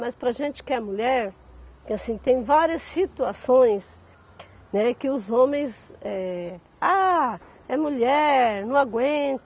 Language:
Portuguese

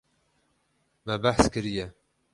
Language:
Kurdish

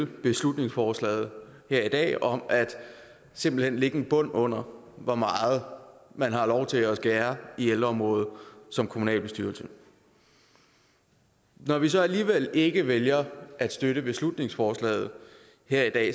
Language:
Danish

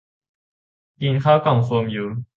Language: Thai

